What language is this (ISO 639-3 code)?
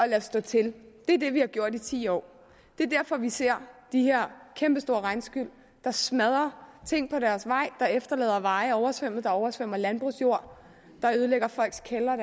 dan